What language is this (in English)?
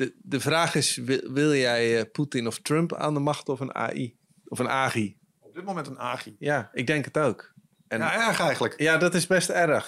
Dutch